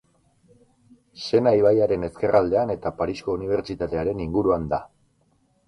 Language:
Basque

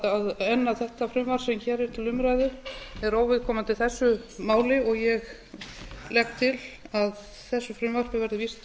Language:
Icelandic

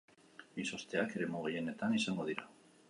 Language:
Basque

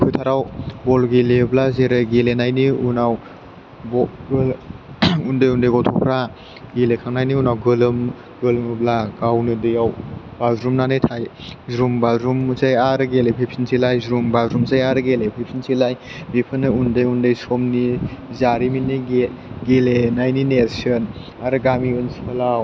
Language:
Bodo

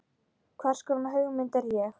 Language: Icelandic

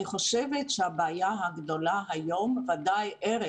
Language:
Hebrew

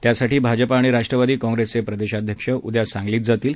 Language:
Marathi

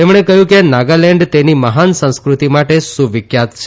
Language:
Gujarati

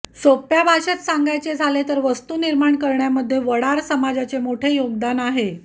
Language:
Marathi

